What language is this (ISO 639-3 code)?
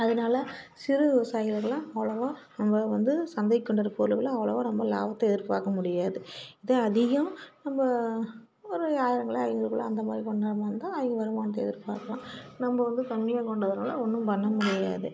tam